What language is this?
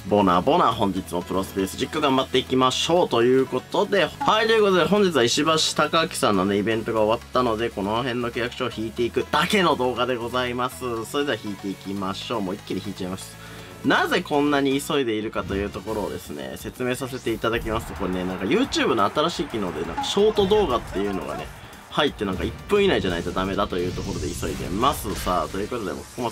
Japanese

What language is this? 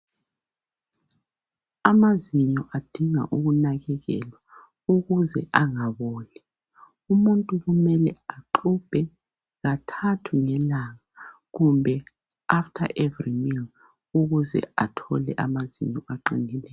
North Ndebele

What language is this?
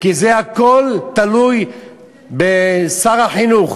Hebrew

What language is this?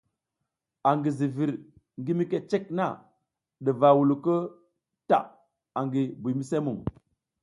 South Giziga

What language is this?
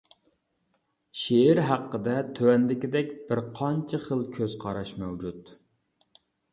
Uyghur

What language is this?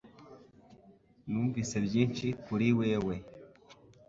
Kinyarwanda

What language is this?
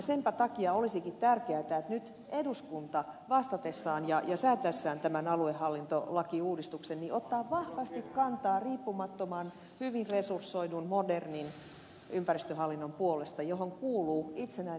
Finnish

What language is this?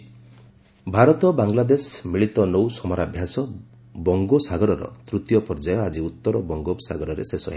Odia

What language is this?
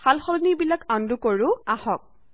Assamese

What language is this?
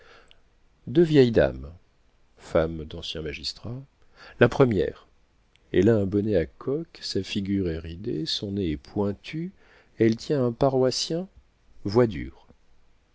French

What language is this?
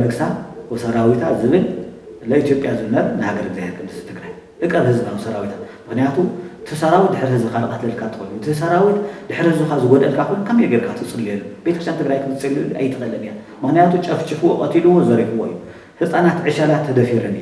Arabic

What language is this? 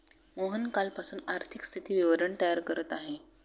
Marathi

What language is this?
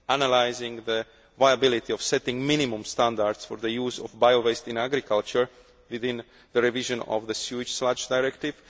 English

